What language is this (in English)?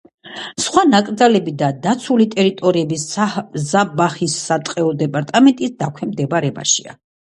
Georgian